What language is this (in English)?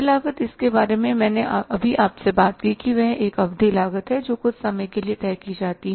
Hindi